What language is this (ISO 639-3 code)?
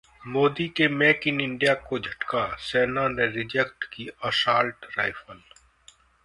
hin